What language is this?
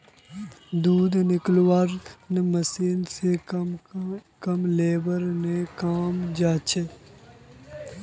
Magahi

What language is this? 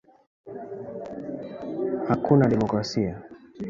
Swahili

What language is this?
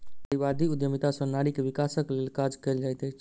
Maithili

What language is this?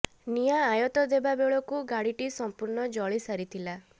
Odia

